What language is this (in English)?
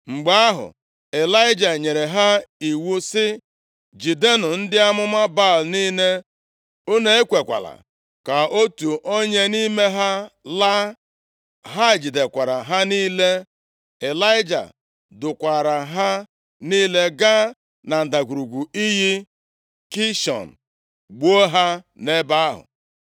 Igbo